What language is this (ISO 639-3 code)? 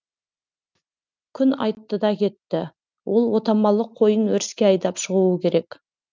kaz